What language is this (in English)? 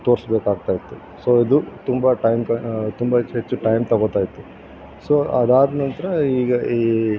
Kannada